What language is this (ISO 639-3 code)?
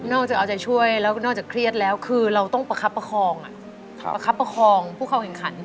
tha